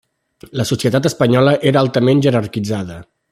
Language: Catalan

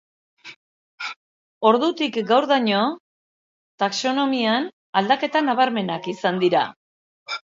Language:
Basque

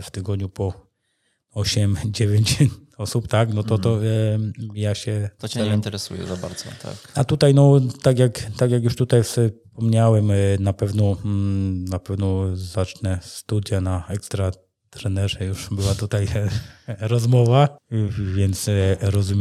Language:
Polish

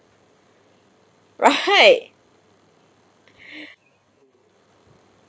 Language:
English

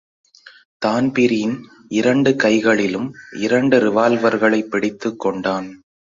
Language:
Tamil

